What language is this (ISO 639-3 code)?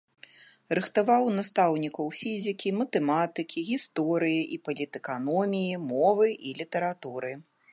bel